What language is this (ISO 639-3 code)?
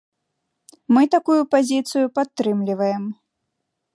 bel